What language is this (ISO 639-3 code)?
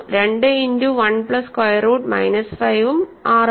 mal